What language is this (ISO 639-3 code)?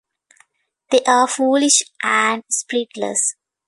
eng